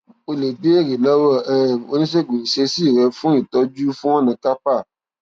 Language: Yoruba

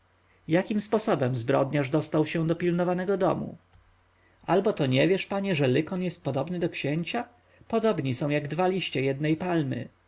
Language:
Polish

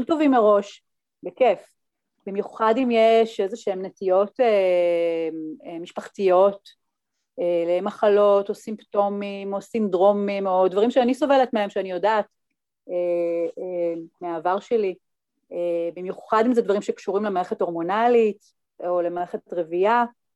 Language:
Hebrew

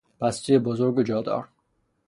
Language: Persian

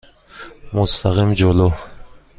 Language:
Persian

